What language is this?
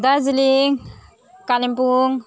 Nepali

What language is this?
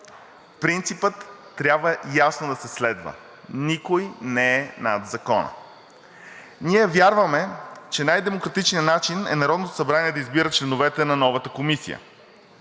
Bulgarian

